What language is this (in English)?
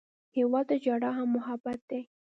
Pashto